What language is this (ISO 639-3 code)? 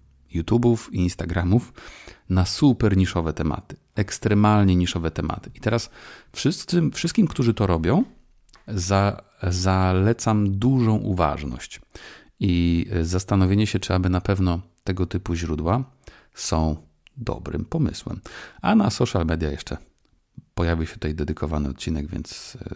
pol